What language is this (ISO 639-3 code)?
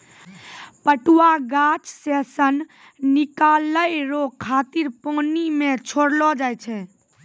mai